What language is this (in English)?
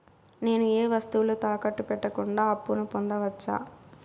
Telugu